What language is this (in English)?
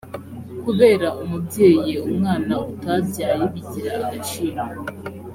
Kinyarwanda